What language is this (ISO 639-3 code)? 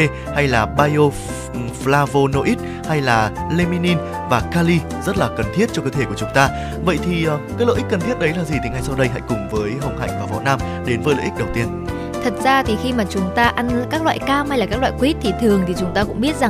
vie